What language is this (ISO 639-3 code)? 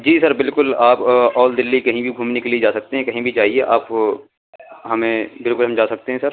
urd